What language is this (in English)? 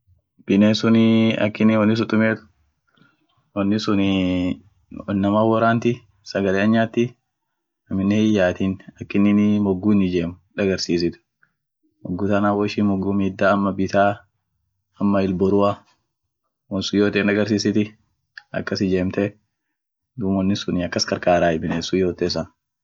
Orma